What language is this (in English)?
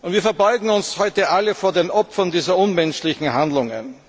German